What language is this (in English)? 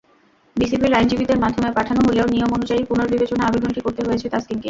Bangla